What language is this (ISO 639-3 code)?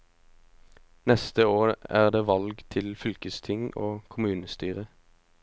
nor